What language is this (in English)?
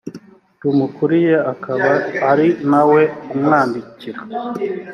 Kinyarwanda